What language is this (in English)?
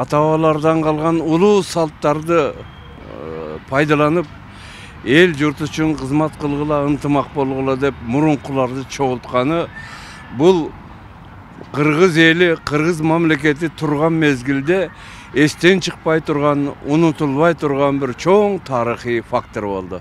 Turkish